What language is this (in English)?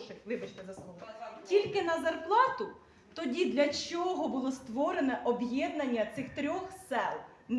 Ukrainian